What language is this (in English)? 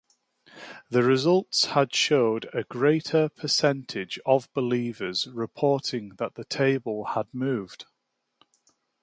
English